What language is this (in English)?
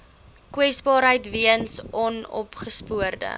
Afrikaans